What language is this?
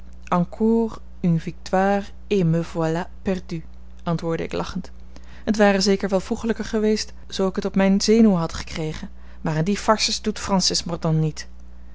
Dutch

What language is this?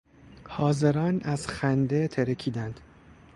Persian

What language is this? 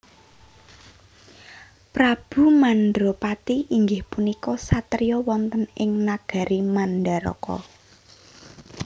Javanese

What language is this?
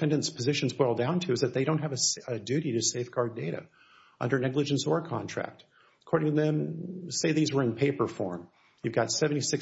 English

